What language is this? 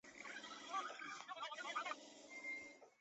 Chinese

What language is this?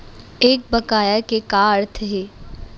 Chhattisgarhi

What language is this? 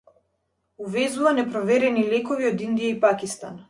Macedonian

